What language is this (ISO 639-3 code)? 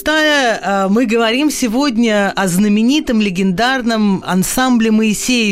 rus